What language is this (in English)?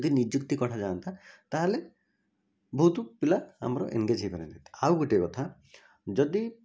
Odia